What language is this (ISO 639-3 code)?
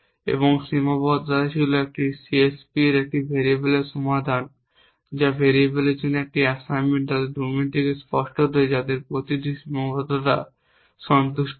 ben